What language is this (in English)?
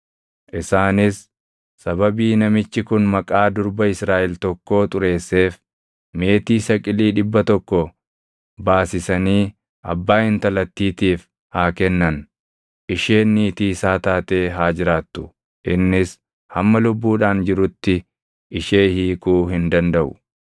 Oromo